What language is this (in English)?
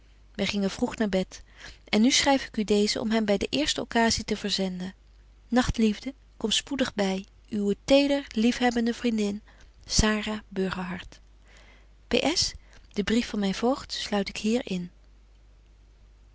Dutch